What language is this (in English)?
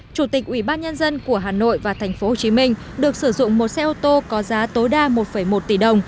Vietnamese